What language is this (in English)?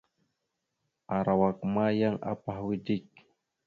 Mada (Cameroon)